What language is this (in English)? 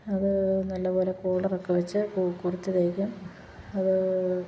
Malayalam